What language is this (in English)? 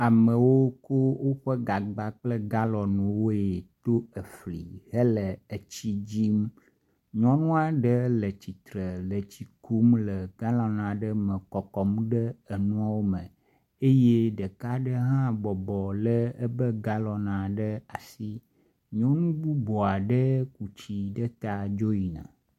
Ewe